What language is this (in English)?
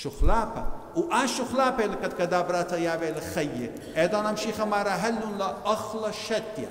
Arabic